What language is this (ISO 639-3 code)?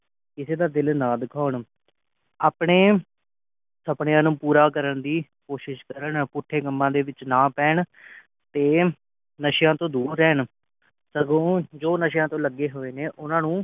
pan